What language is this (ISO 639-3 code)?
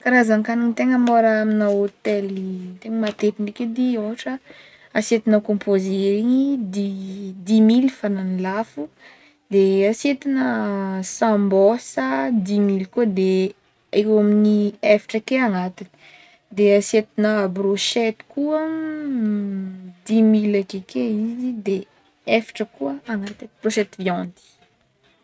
bmm